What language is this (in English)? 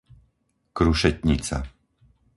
Slovak